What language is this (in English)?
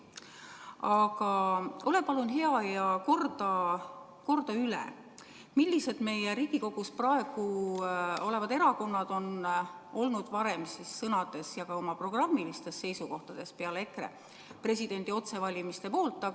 Estonian